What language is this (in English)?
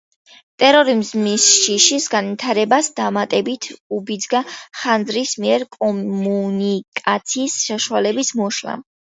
Georgian